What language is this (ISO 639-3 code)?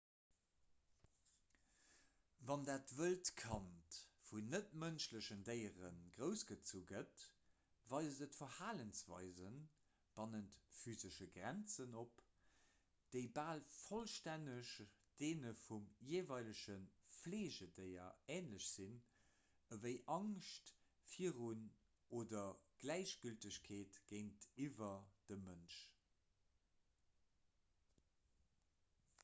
ltz